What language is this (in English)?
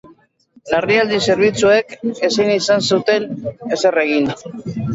Basque